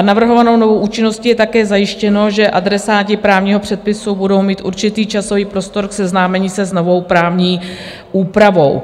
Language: Czech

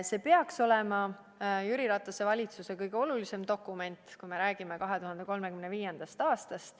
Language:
Estonian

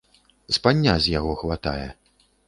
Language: Belarusian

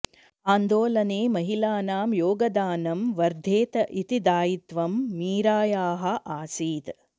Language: Sanskrit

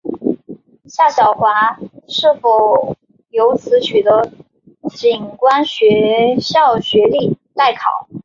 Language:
Chinese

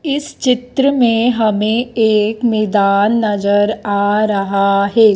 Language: Hindi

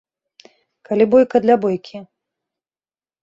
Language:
Belarusian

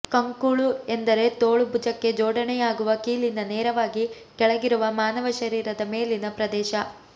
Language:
Kannada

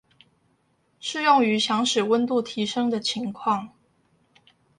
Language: Chinese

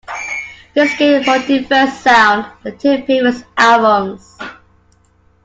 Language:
English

